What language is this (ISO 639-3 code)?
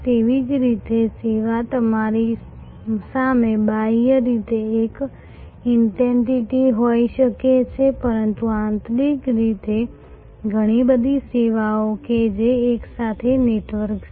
guj